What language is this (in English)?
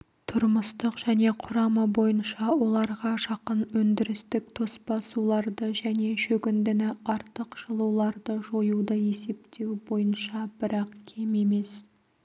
Kazakh